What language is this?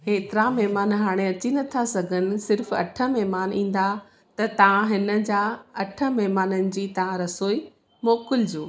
Sindhi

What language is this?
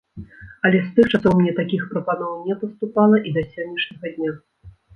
Belarusian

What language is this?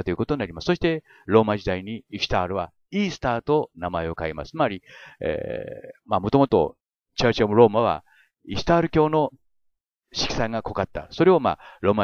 Japanese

